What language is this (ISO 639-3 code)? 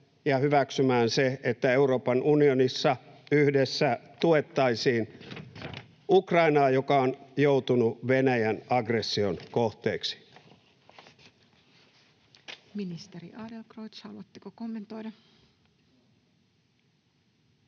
fin